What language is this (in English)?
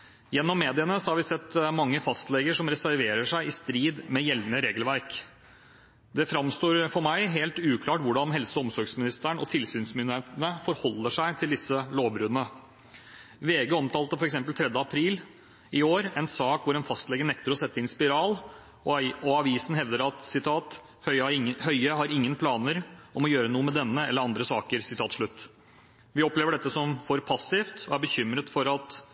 Norwegian Bokmål